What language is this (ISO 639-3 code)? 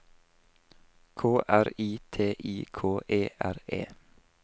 nor